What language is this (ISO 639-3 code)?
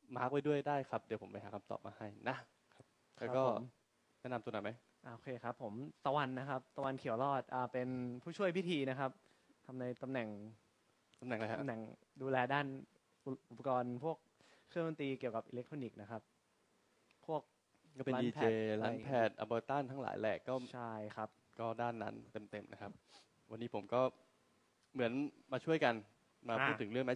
tha